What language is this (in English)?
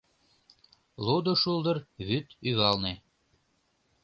Mari